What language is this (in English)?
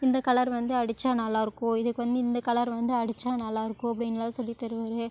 Tamil